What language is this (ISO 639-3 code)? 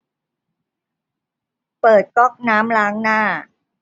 tha